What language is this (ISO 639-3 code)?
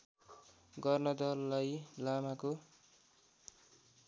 nep